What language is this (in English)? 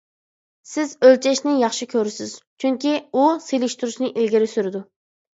Uyghur